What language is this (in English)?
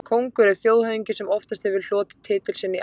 Icelandic